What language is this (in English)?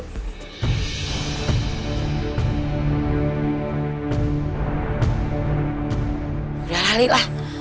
Indonesian